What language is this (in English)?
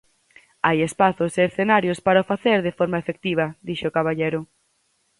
Galician